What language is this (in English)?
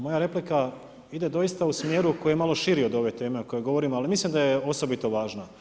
Croatian